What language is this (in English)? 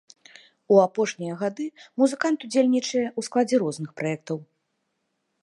Belarusian